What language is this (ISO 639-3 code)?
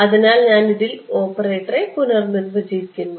mal